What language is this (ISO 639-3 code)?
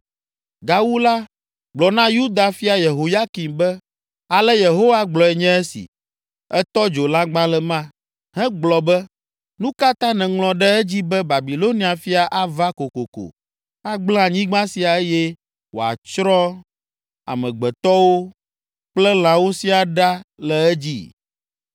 ewe